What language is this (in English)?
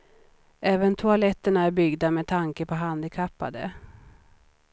Swedish